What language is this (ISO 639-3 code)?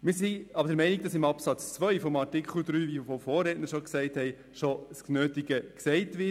gsw